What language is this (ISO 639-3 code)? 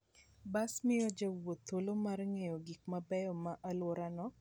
luo